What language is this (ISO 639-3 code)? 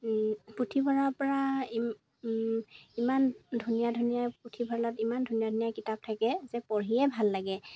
asm